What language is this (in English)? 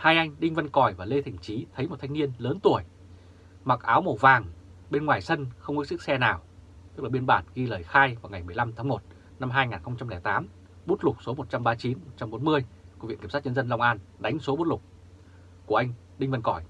Vietnamese